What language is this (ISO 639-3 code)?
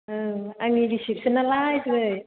brx